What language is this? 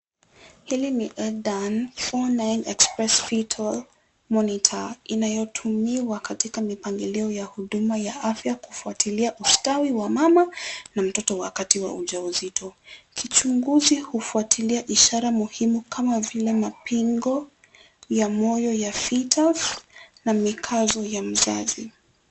Swahili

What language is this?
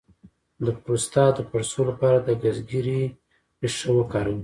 Pashto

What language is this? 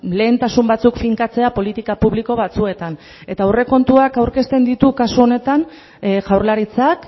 Basque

